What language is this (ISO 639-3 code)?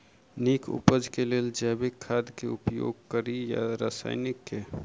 mai